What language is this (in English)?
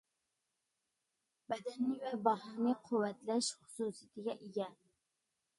Uyghur